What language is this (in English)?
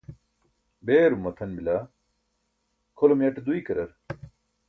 Burushaski